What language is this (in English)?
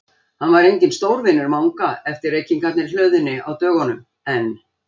Icelandic